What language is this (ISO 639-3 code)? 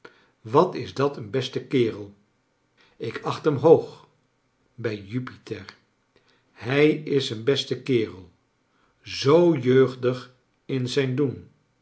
nld